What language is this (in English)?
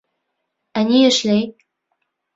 Bashkir